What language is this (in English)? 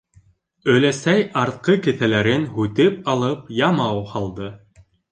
Bashkir